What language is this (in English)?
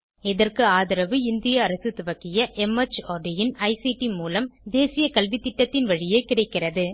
Tamil